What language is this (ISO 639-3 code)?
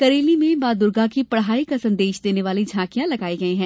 hin